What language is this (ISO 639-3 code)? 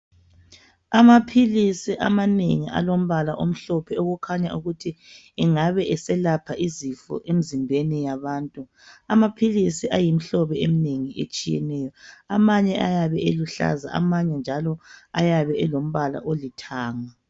nde